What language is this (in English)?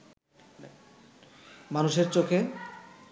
Bangla